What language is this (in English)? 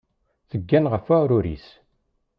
Kabyle